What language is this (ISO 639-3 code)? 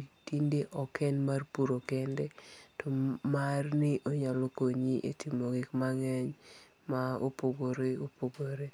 luo